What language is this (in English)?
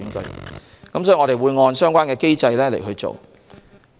Cantonese